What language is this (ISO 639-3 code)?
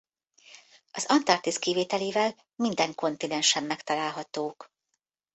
hun